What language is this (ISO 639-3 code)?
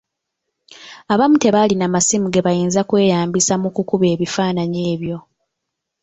lug